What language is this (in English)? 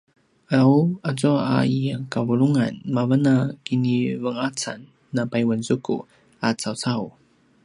Paiwan